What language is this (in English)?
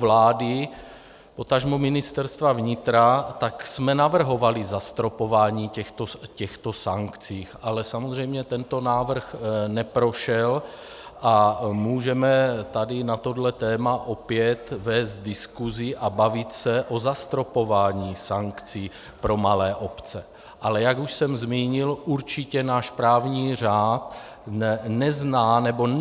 Czech